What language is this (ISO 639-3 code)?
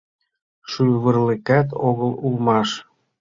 chm